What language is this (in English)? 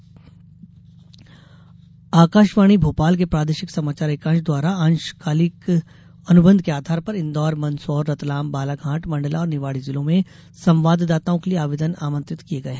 Hindi